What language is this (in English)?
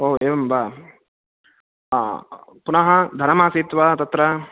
Sanskrit